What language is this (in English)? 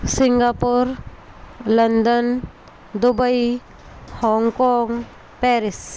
Hindi